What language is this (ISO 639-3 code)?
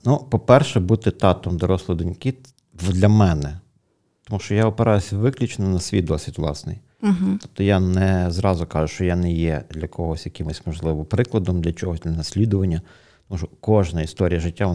ukr